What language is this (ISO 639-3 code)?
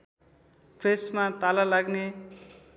nep